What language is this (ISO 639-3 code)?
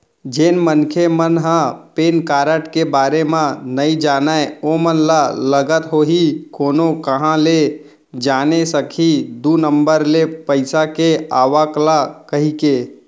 hne